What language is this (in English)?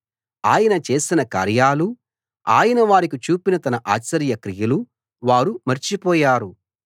Telugu